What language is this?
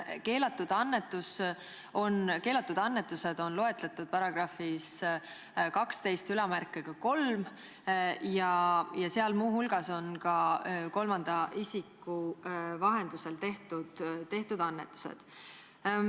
Estonian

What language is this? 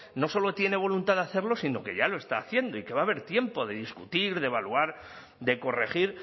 Spanish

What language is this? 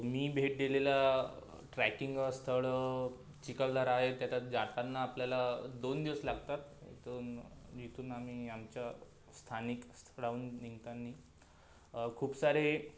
Marathi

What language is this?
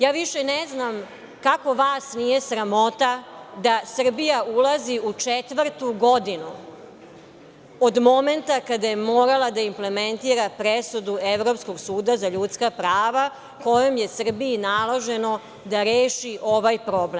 Serbian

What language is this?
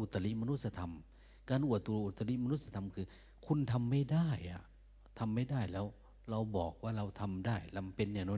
Thai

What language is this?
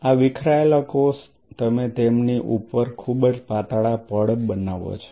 Gujarati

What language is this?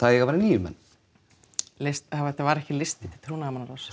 Icelandic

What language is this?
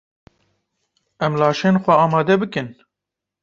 Kurdish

